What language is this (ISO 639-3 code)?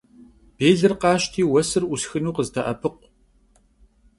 kbd